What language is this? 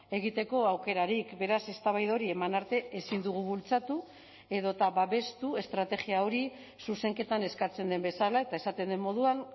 Basque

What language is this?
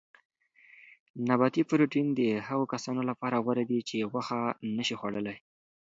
Pashto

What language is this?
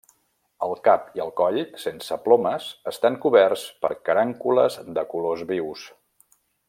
Catalan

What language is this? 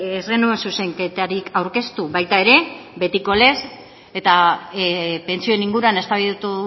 Basque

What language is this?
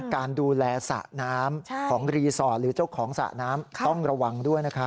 Thai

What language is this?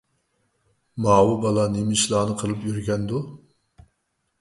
Uyghur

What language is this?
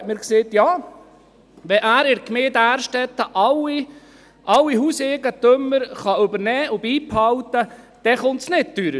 Swiss German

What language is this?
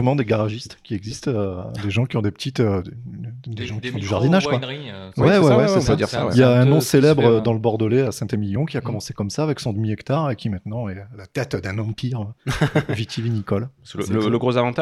French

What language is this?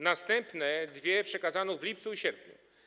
Polish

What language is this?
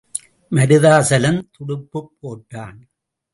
Tamil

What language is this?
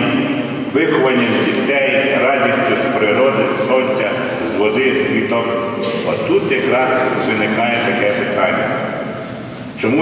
Ukrainian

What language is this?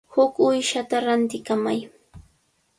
Cajatambo North Lima Quechua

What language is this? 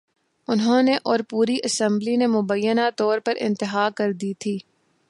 Urdu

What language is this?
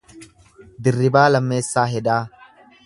Oromo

